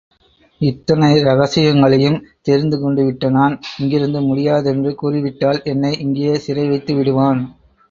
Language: Tamil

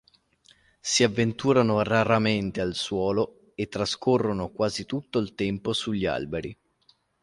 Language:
Italian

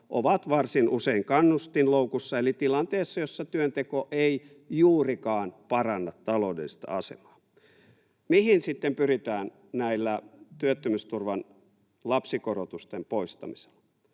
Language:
Finnish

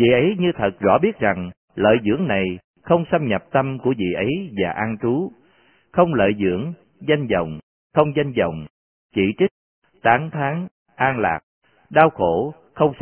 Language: Vietnamese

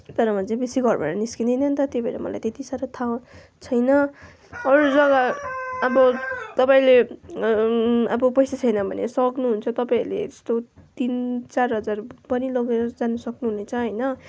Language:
Nepali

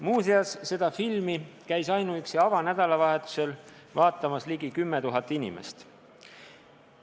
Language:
Estonian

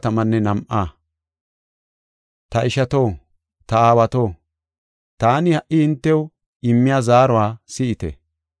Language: Gofa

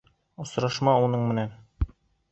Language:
Bashkir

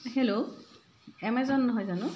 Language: Assamese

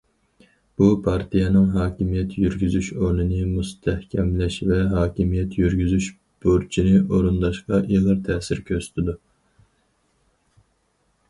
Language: Uyghur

